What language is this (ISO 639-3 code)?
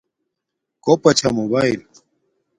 dmk